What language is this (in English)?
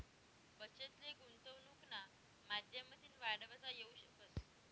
Marathi